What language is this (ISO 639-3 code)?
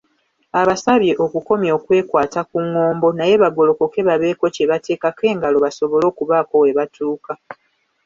lug